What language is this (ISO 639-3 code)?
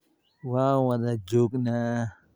som